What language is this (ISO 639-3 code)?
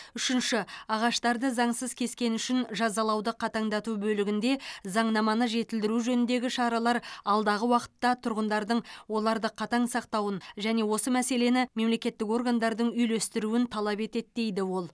kaz